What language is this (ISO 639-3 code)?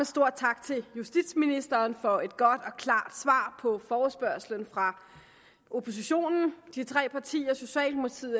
dan